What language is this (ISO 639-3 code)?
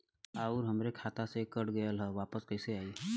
bho